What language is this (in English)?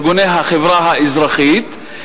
Hebrew